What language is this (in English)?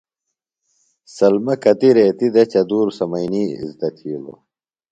Phalura